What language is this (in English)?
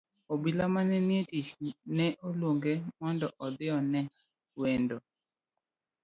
Luo (Kenya and Tanzania)